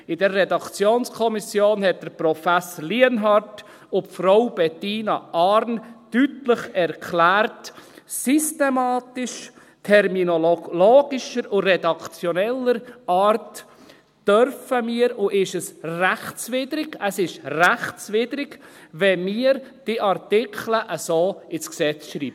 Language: Swiss German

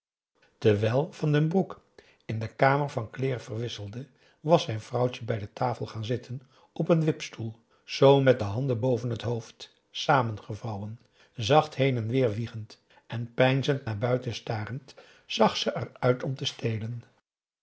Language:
Dutch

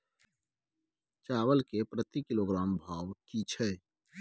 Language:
Maithili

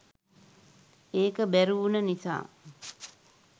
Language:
Sinhala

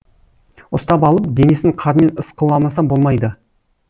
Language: Kazakh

